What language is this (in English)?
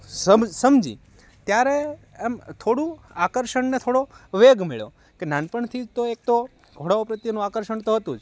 Gujarati